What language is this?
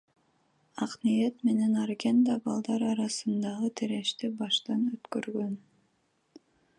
Kyrgyz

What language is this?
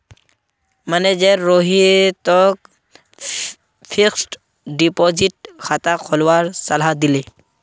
Magahi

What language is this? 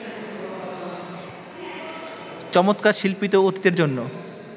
Bangla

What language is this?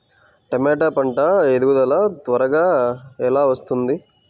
Telugu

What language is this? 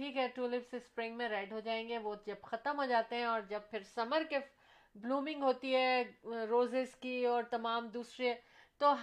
Urdu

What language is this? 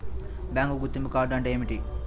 Telugu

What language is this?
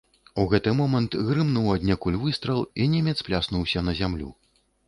Belarusian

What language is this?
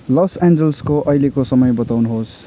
Nepali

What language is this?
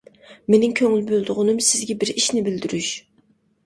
Uyghur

